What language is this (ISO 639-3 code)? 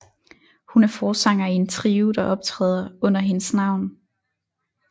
dan